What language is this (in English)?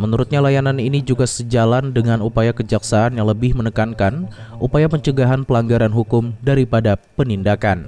Indonesian